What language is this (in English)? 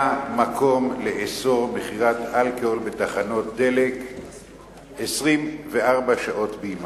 Hebrew